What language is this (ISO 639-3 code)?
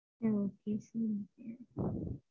tam